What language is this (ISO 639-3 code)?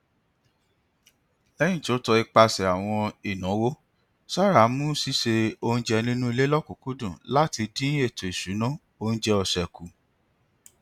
yor